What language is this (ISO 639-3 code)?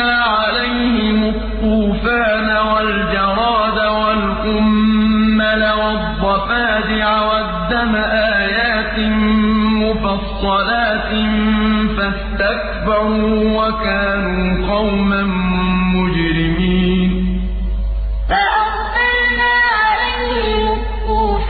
ara